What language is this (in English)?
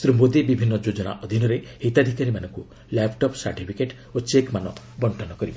Odia